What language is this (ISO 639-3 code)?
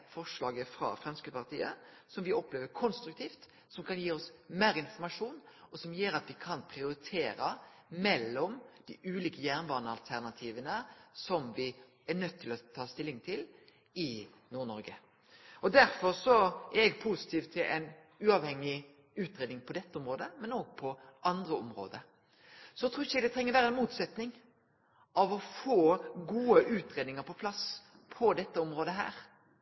nno